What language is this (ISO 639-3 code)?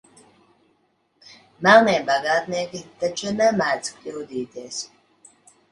lav